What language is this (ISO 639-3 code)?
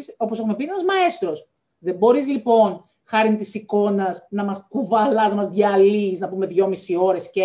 ell